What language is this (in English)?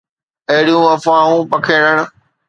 Sindhi